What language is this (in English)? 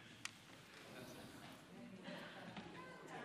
Hebrew